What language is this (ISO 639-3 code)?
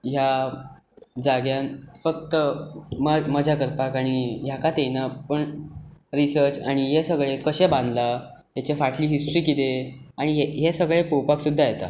kok